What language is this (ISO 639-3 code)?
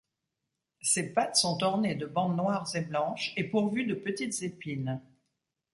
fra